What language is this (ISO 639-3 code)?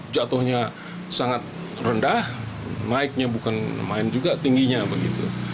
ind